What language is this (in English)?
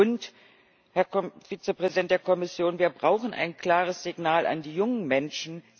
German